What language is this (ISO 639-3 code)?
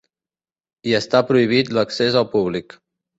cat